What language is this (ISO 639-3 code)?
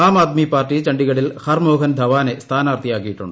mal